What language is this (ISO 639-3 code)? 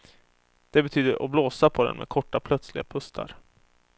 swe